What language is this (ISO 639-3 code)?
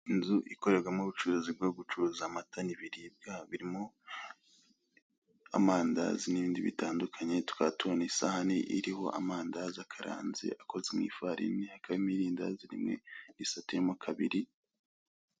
kin